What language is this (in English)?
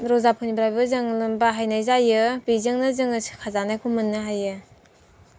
Bodo